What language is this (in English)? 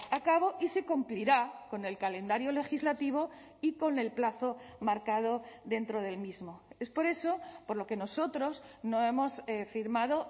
Spanish